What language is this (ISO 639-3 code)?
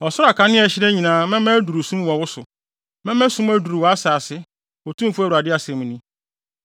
aka